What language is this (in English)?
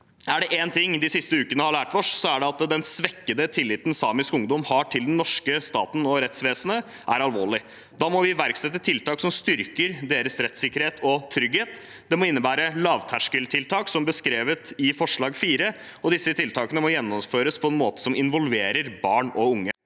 Norwegian